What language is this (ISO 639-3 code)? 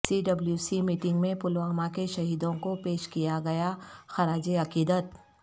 urd